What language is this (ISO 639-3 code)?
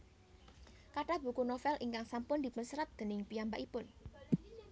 jav